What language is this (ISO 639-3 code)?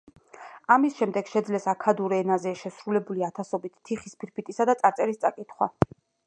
kat